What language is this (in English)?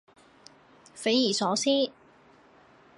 Cantonese